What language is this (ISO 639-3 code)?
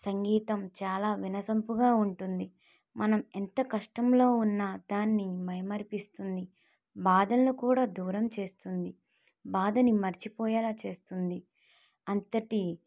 tel